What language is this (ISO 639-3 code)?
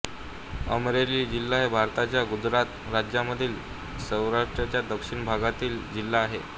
mar